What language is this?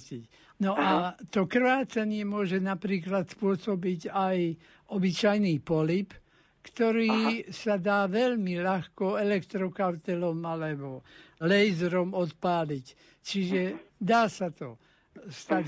Slovak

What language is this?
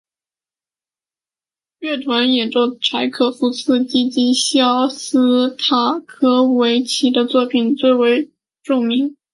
Chinese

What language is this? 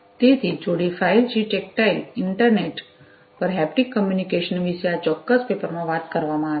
Gujarati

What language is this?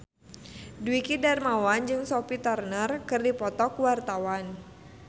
Sundanese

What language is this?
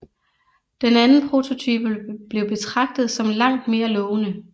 Danish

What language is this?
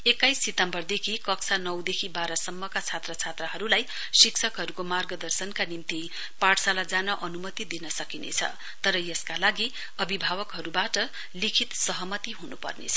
Nepali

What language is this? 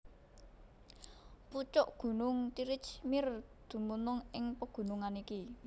Javanese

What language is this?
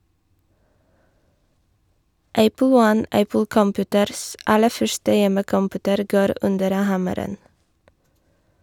Norwegian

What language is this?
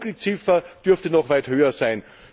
German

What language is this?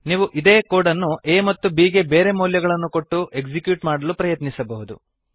Kannada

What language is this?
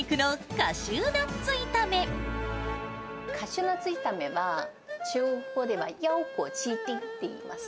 Japanese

